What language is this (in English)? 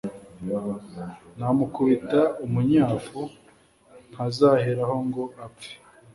Kinyarwanda